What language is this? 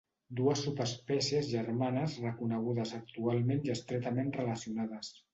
Catalan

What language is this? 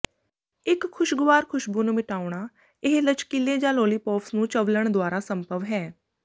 Punjabi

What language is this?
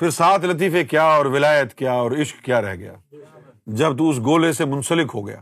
Urdu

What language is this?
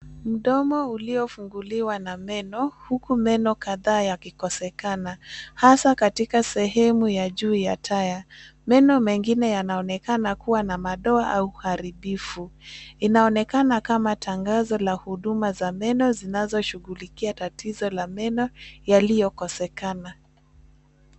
Swahili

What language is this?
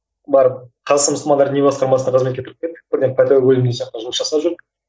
Kazakh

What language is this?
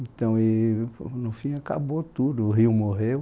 Portuguese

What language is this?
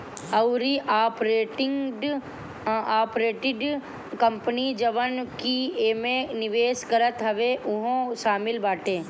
Bhojpuri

